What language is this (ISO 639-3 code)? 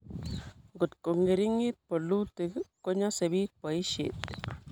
kln